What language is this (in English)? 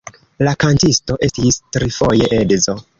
Esperanto